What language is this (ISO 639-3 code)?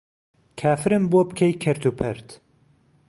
ckb